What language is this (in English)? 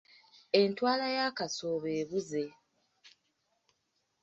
Ganda